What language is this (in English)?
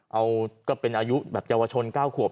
Thai